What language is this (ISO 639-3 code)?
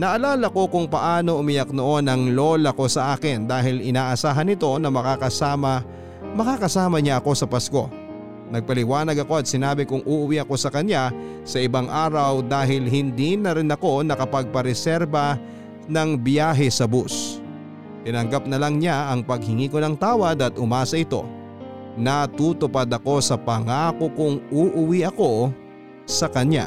fil